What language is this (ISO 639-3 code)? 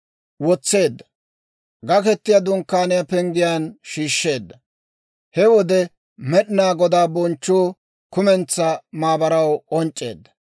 dwr